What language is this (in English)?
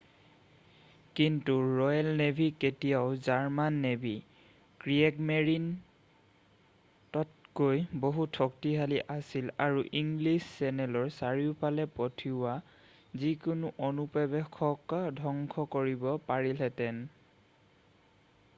Assamese